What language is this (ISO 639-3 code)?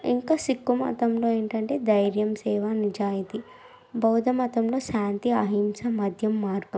tel